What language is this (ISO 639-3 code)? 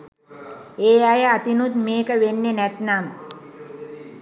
sin